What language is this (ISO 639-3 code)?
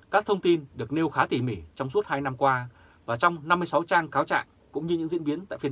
vie